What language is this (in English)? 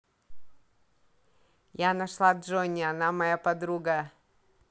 Russian